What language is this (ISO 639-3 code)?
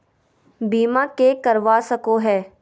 mag